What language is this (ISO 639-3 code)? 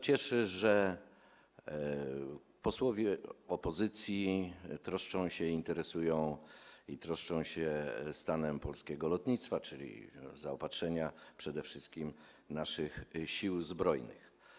pol